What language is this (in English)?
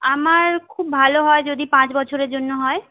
Bangla